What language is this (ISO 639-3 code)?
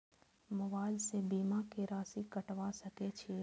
mai